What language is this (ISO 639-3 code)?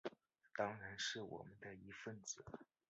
zho